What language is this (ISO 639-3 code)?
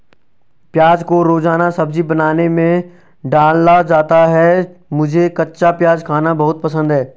hin